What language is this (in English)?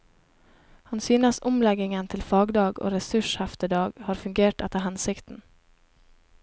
Norwegian